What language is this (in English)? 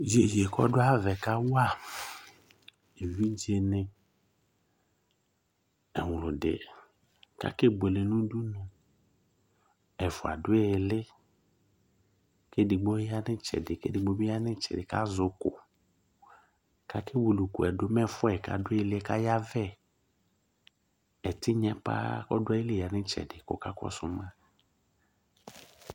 Ikposo